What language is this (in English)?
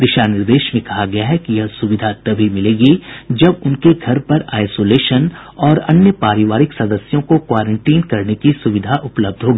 Hindi